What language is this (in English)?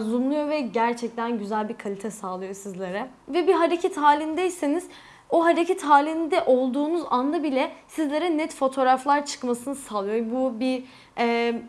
Turkish